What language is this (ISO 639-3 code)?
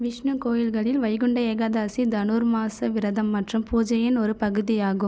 tam